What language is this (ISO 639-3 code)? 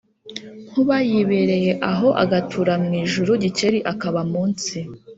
kin